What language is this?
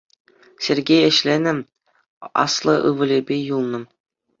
Chuvash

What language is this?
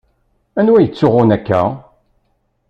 Kabyle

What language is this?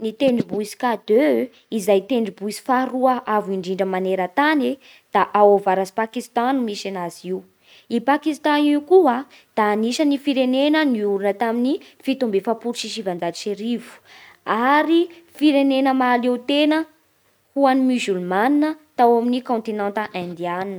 Bara Malagasy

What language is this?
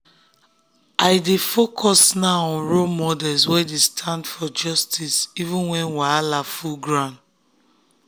Nigerian Pidgin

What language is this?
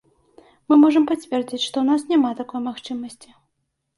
Belarusian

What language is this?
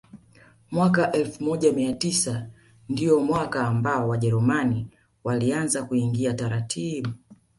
Swahili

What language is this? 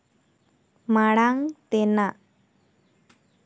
Santali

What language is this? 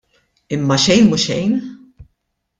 Maltese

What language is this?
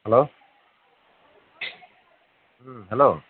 Manipuri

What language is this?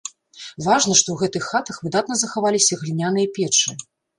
Belarusian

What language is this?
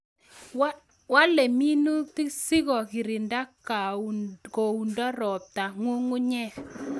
Kalenjin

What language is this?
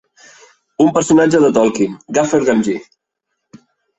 Catalan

